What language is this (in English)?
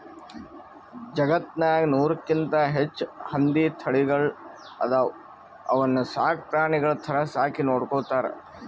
Kannada